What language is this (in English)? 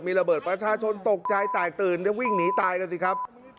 Thai